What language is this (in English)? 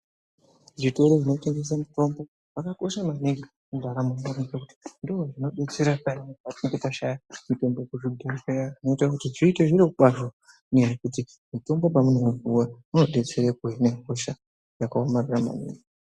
Ndau